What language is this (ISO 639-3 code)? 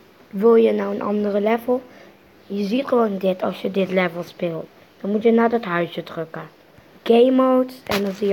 nld